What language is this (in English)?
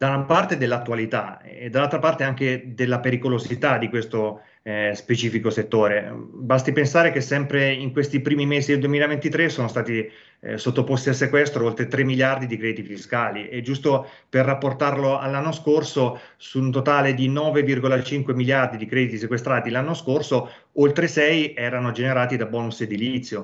Italian